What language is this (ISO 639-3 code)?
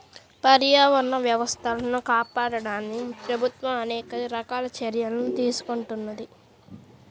tel